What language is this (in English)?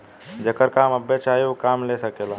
Bhojpuri